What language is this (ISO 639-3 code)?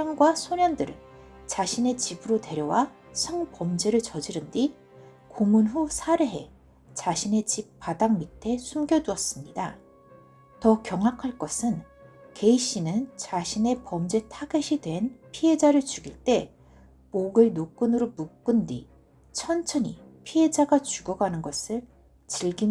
kor